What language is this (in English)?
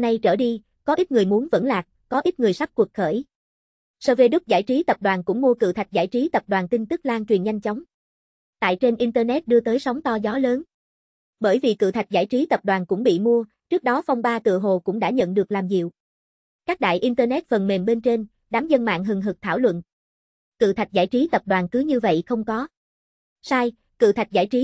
Vietnamese